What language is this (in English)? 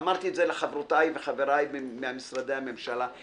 Hebrew